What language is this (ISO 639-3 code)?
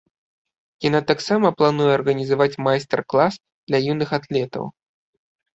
bel